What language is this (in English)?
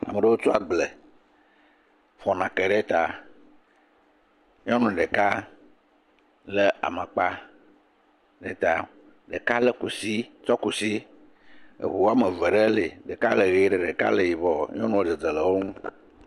Ewe